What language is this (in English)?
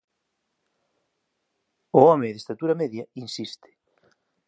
Galician